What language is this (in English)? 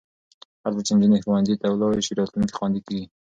Pashto